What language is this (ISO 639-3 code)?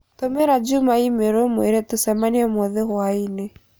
kik